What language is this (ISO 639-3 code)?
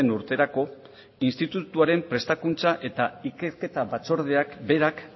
eus